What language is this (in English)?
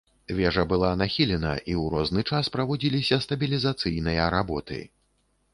Belarusian